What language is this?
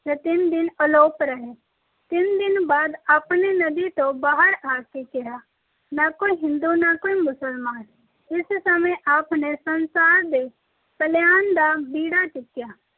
Punjabi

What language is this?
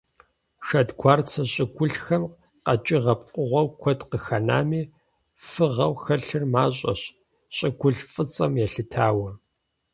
Kabardian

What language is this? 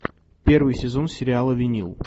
Russian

